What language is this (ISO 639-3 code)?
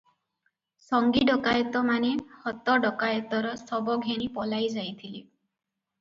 ori